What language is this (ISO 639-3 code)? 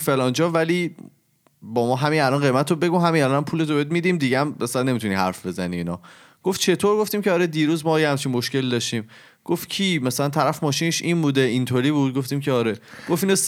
fas